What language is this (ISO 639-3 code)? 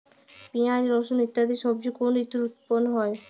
ben